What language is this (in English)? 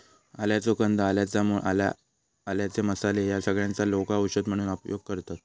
Marathi